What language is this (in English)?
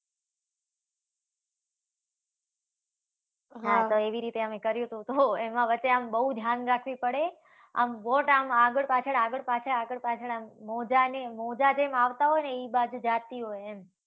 Gujarati